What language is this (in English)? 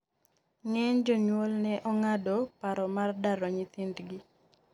Luo (Kenya and Tanzania)